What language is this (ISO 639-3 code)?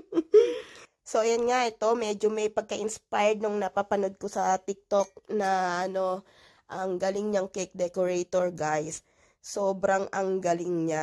fil